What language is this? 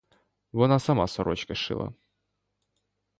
Ukrainian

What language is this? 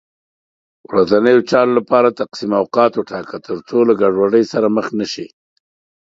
Pashto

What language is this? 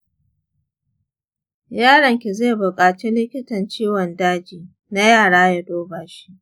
Hausa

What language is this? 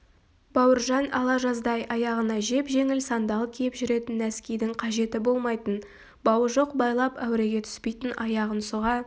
Kazakh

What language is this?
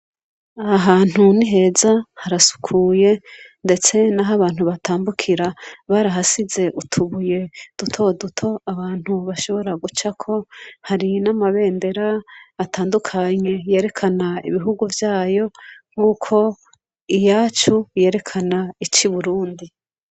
Rundi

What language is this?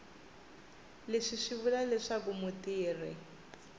Tsonga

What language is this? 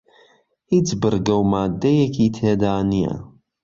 Central Kurdish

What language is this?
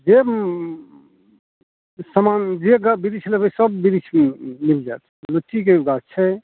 Maithili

